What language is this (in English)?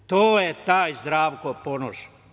Serbian